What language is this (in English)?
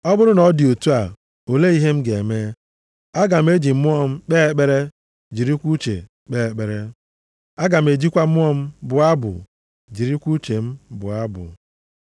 Igbo